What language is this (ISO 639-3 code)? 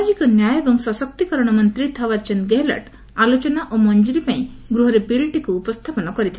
ori